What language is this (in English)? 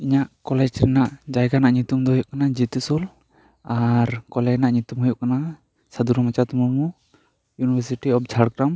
Santali